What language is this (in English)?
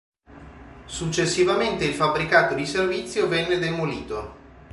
Italian